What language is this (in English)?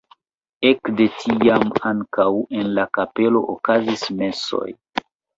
Esperanto